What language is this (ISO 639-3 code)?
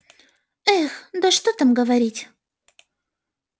rus